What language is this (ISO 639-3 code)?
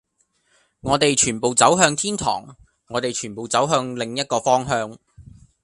yue